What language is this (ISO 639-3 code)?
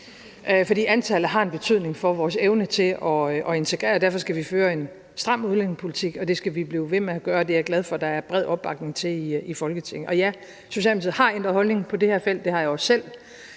dan